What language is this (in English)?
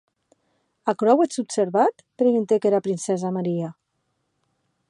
Occitan